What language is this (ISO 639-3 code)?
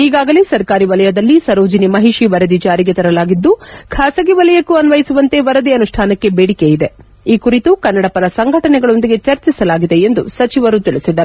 kan